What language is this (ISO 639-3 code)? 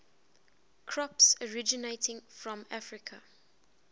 eng